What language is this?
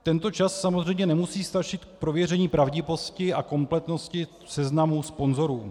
Czech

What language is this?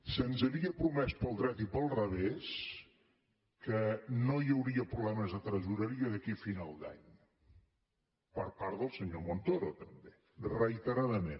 Catalan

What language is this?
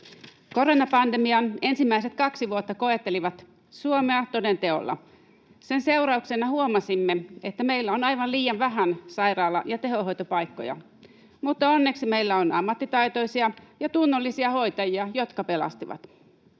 Finnish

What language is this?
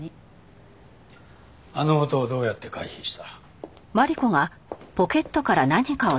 Japanese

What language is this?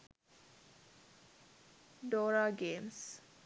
Sinhala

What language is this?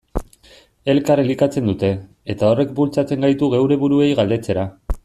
Basque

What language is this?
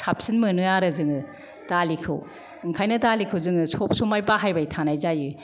Bodo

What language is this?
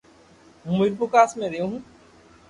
Loarki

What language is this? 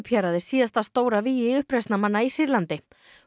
Icelandic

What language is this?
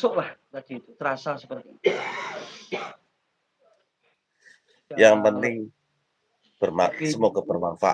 Indonesian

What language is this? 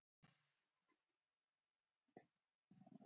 Icelandic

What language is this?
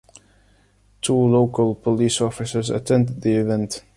English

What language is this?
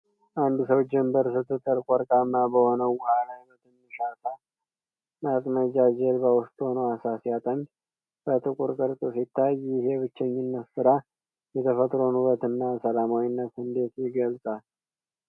Amharic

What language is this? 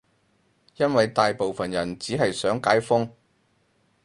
Cantonese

